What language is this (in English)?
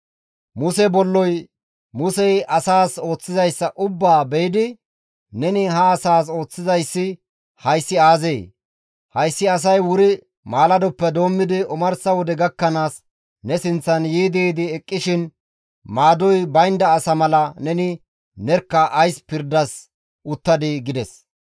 Gamo